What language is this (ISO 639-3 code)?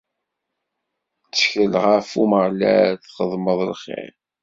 kab